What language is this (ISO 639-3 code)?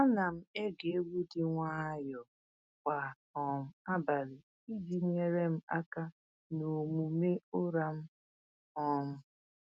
ibo